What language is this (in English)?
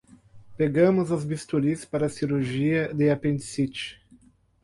Portuguese